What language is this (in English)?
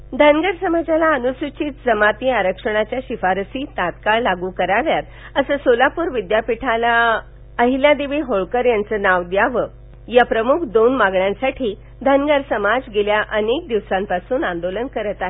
Marathi